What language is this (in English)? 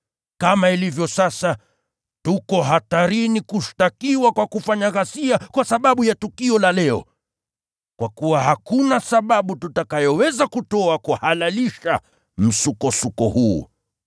Swahili